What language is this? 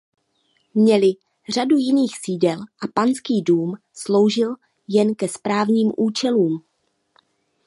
Czech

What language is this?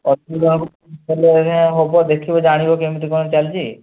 Odia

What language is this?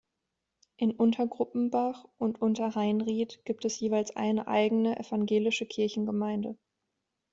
German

